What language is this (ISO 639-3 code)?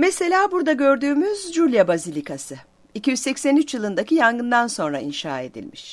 tur